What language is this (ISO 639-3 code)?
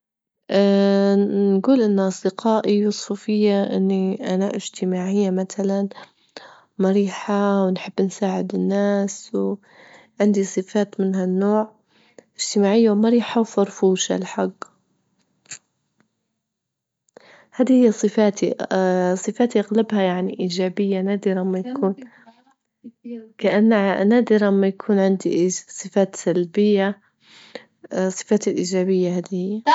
ayl